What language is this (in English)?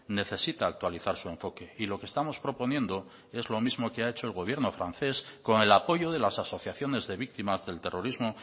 Spanish